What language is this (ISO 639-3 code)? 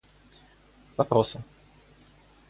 rus